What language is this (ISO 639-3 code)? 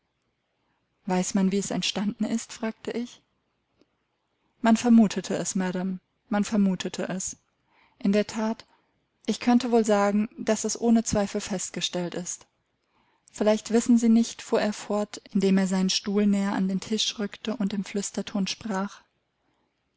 deu